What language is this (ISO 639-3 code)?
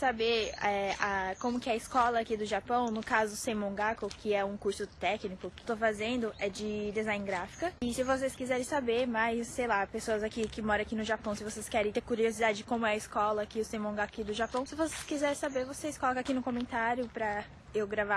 por